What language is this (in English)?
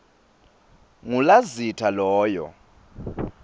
Swati